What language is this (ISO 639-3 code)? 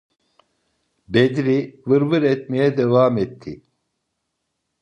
tur